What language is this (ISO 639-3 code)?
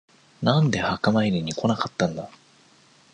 jpn